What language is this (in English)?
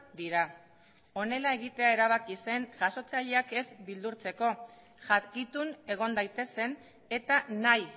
Basque